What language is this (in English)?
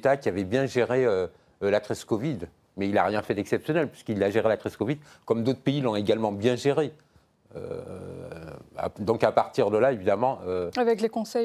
French